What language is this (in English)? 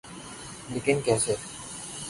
Urdu